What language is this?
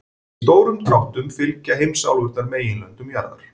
Icelandic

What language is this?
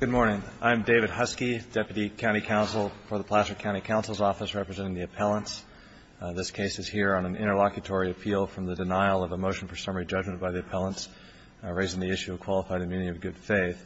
English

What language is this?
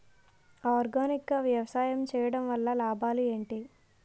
Telugu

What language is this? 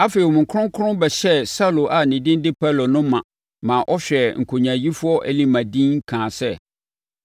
Akan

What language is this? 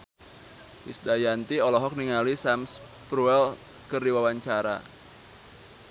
Sundanese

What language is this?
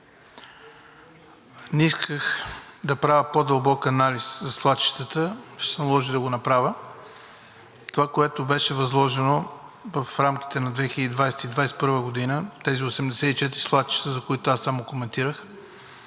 Bulgarian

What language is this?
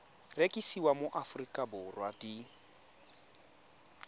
Tswana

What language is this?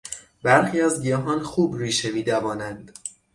Persian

